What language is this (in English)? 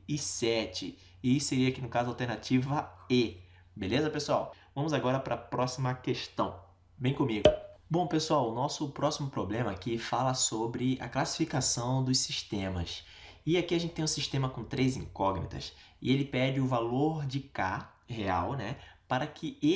Portuguese